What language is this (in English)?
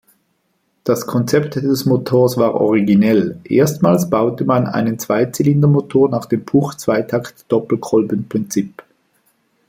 German